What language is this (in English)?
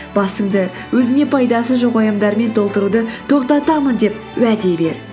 Kazakh